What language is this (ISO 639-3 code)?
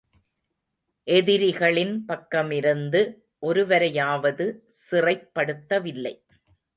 tam